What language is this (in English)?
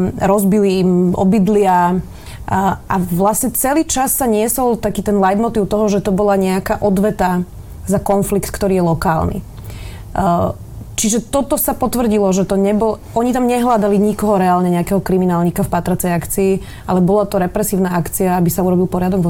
Slovak